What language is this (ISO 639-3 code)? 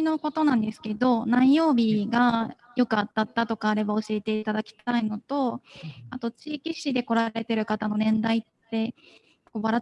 jpn